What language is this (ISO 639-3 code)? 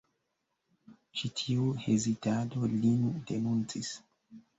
epo